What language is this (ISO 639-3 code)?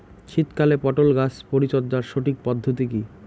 ben